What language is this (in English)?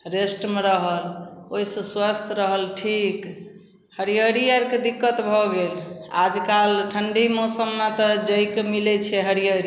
Maithili